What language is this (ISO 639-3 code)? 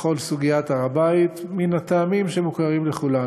heb